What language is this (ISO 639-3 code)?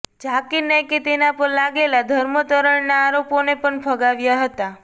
guj